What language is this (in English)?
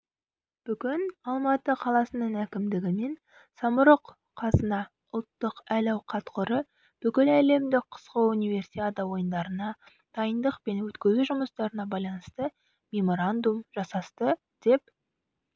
Kazakh